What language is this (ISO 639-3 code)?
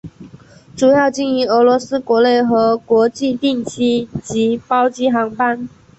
zho